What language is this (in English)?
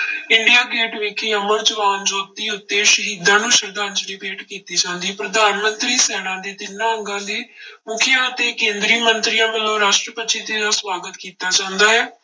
Punjabi